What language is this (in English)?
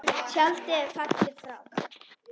Icelandic